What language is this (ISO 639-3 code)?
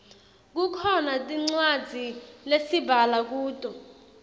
ssw